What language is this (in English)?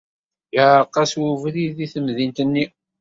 Kabyle